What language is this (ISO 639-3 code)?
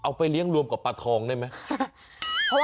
tha